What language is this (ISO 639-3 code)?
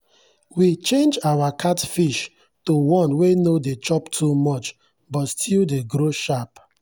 pcm